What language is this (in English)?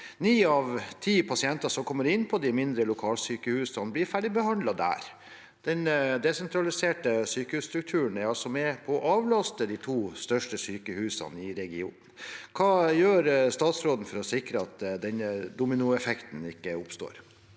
Norwegian